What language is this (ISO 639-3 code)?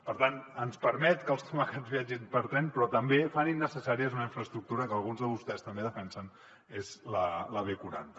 cat